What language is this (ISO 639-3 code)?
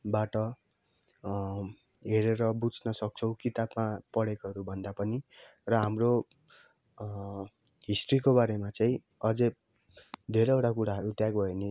nep